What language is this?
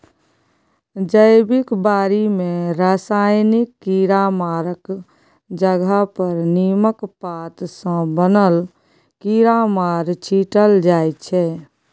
Maithili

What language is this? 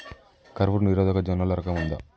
Telugu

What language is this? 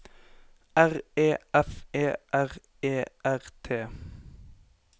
Norwegian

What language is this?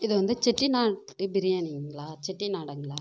Tamil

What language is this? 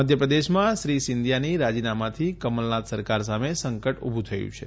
Gujarati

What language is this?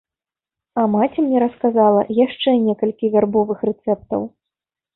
Belarusian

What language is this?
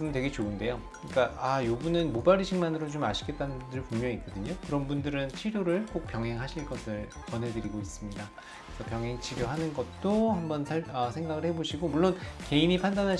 Korean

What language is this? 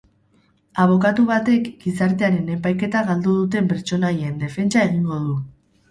Basque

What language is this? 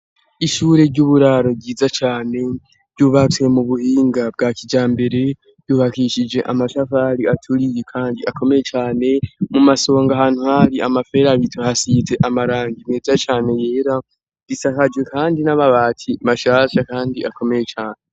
Rundi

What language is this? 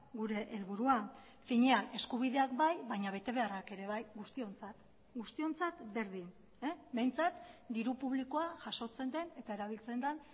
Basque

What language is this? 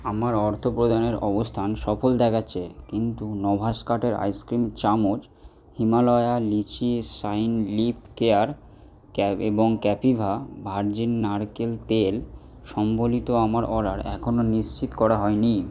Bangla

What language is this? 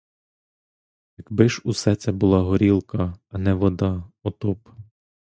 Ukrainian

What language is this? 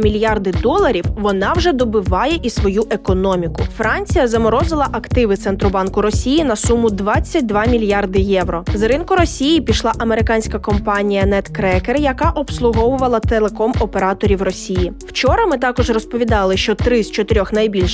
Ukrainian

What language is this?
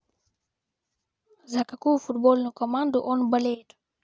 Russian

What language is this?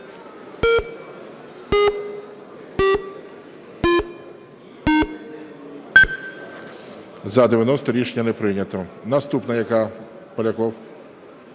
Ukrainian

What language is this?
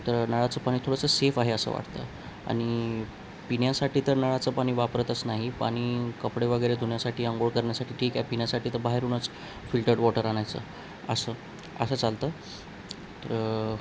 Marathi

